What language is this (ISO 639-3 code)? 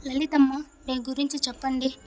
tel